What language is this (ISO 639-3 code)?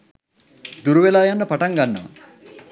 sin